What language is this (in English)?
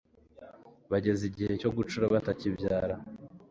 Kinyarwanda